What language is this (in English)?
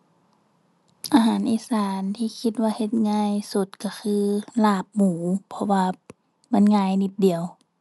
Thai